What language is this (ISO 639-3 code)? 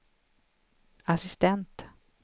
swe